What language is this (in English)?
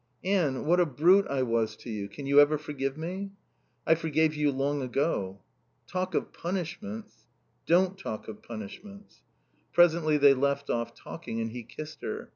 English